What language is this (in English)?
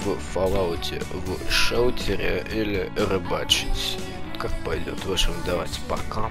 Russian